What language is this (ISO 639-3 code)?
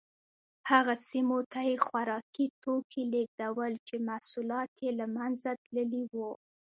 pus